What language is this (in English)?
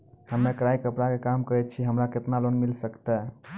Maithili